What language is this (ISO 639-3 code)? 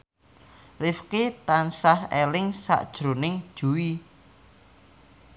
jav